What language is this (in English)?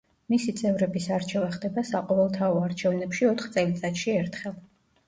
Georgian